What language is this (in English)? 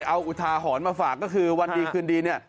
Thai